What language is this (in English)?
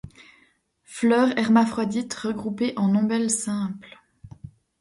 French